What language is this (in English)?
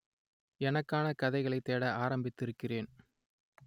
Tamil